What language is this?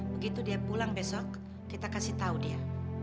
Indonesian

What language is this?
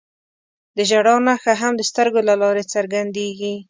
Pashto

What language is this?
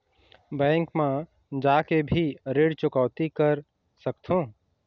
Chhattisgarhi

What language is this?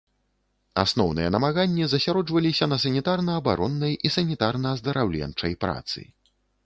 Belarusian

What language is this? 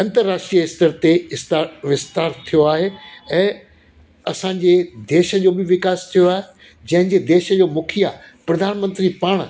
Sindhi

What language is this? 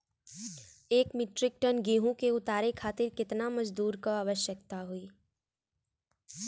Bhojpuri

